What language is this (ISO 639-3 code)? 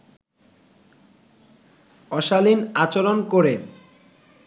ben